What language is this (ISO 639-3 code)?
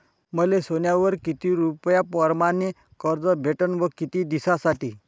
mar